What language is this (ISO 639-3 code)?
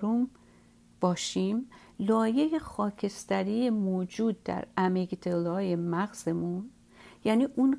fas